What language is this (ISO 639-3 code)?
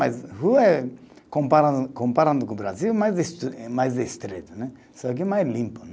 por